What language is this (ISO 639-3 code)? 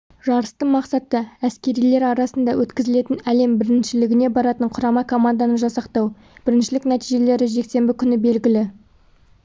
kaz